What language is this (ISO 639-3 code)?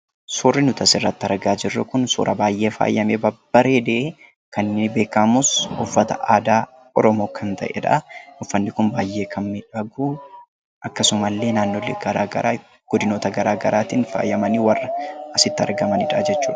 orm